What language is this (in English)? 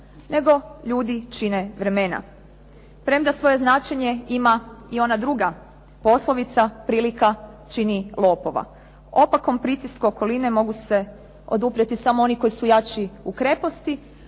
Croatian